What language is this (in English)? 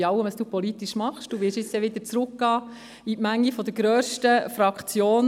Swiss German